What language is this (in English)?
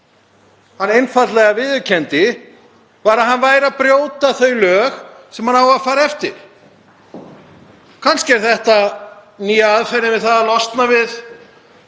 Icelandic